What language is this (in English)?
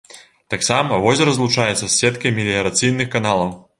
Belarusian